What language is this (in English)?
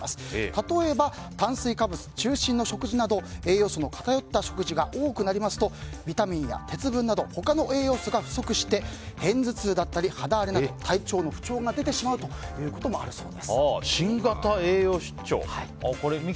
Japanese